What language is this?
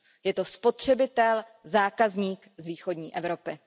Czech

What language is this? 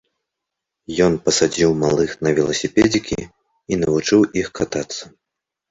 Belarusian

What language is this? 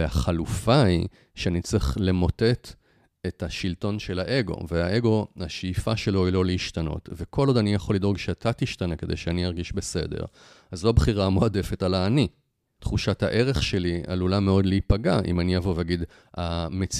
Hebrew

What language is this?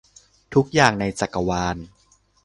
Thai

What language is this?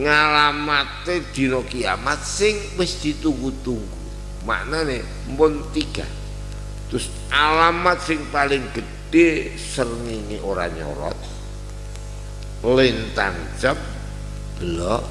Indonesian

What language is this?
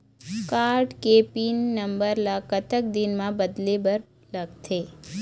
Chhattisgarhi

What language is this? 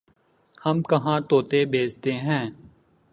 Urdu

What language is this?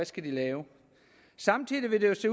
Danish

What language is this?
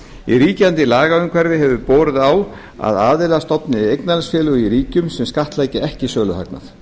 Icelandic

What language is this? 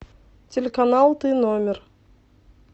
Russian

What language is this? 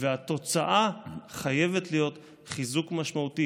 Hebrew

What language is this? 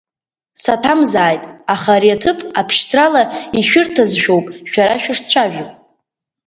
Abkhazian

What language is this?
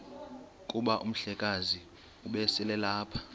Xhosa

